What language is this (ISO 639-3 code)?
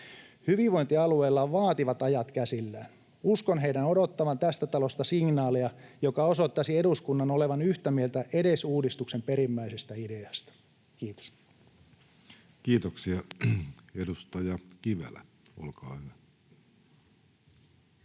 fin